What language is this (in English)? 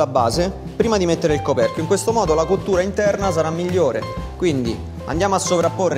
Italian